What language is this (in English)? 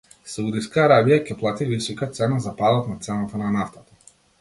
Macedonian